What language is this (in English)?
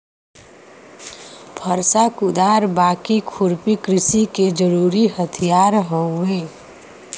Bhojpuri